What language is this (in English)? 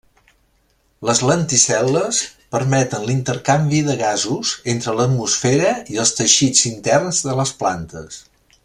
Catalan